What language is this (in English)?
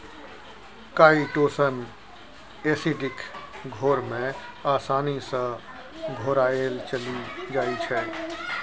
Maithili